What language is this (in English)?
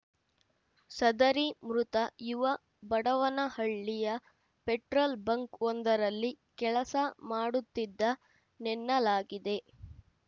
Kannada